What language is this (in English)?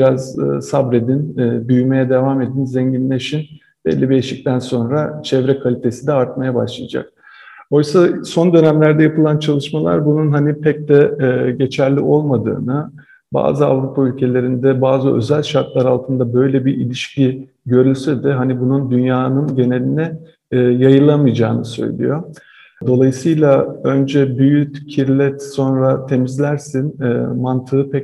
Turkish